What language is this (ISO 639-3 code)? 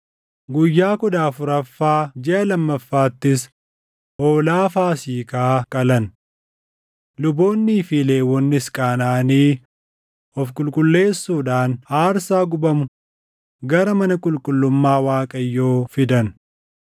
orm